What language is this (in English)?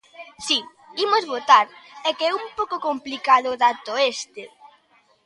Galician